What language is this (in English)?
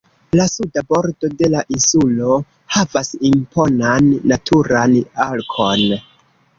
Esperanto